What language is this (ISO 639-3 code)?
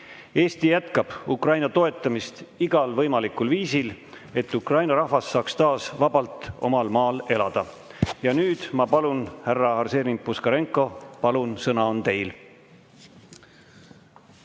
est